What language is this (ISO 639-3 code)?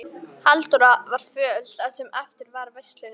isl